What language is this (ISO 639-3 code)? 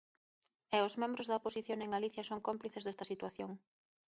glg